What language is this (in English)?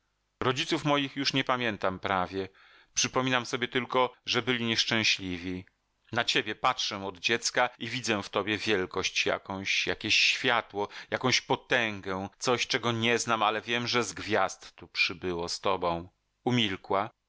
Polish